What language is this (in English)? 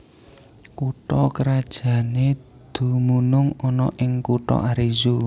Javanese